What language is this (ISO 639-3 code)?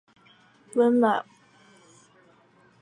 zho